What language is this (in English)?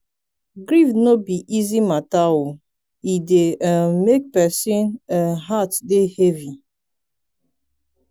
Nigerian Pidgin